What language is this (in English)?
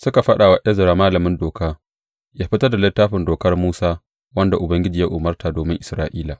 Hausa